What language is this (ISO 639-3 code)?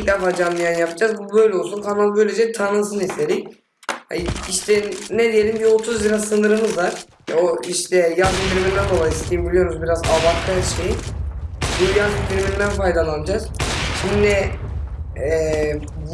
tur